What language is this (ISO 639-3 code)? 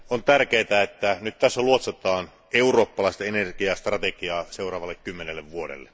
fin